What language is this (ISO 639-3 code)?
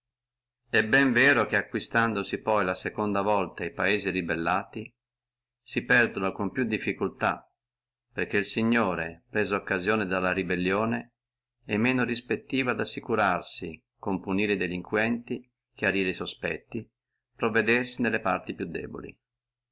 ita